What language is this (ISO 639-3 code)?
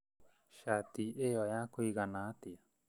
kik